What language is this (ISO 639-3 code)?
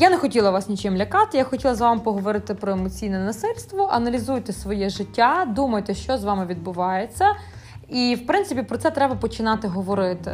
ukr